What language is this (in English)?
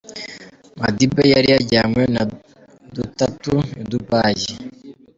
Kinyarwanda